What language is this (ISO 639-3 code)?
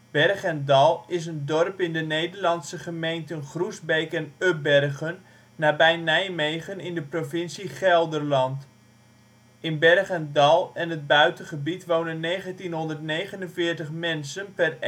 nld